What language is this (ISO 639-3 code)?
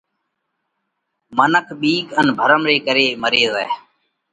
kvx